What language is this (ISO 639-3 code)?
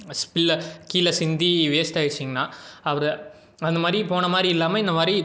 tam